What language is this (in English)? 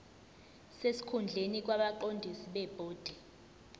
Zulu